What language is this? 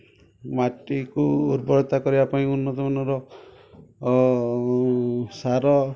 Odia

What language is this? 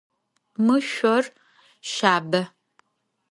Adyghe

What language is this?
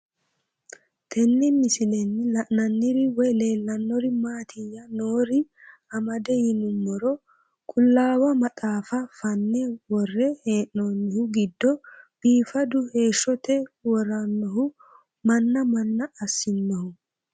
Sidamo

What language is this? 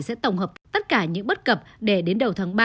Vietnamese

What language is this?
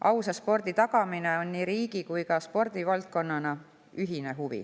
Estonian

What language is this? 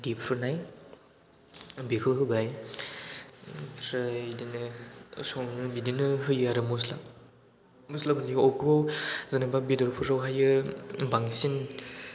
Bodo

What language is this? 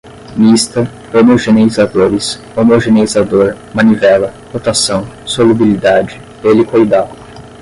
Portuguese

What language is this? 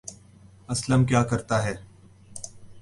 Urdu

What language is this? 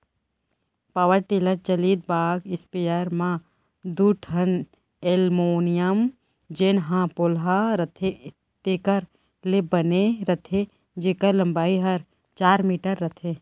Chhattisgarhi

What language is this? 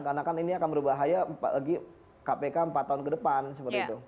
Indonesian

